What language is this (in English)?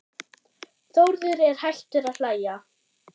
Icelandic